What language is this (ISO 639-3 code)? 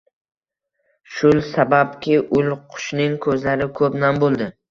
uzb